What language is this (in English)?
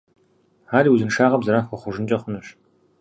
Kabardian